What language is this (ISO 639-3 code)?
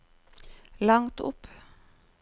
nor